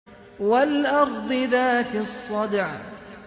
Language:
Arabic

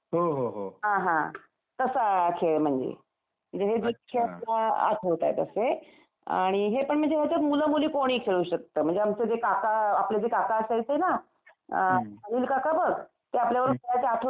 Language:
Marathi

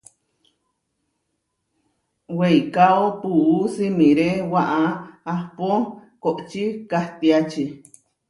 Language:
Huarijio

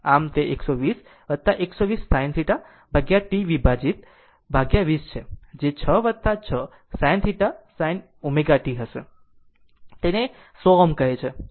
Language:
Gujarati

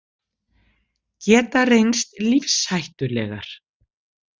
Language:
Icelandic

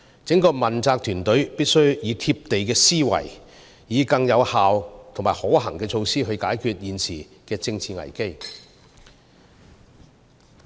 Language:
Cantonese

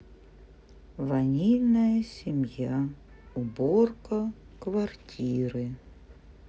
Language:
Russian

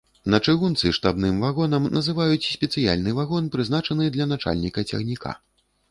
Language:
Belarusian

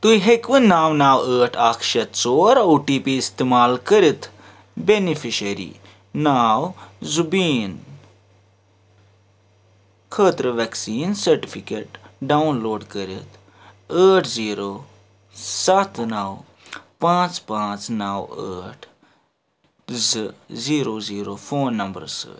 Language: Kashmiri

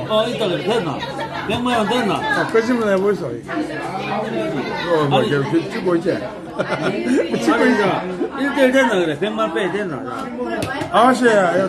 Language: Korean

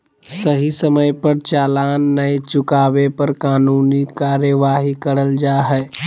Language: Magahi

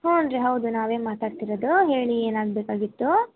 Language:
Kannada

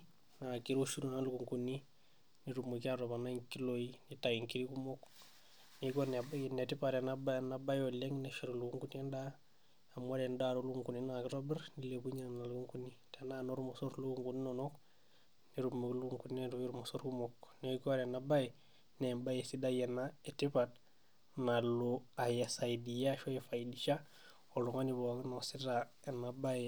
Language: Masai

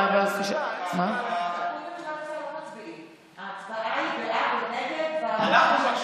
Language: Hebrew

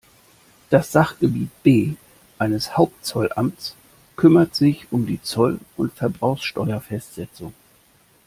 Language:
German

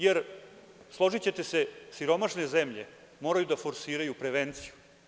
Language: Serbian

